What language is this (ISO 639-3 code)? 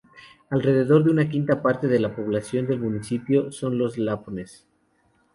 spa